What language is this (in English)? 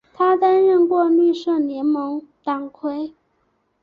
Chinese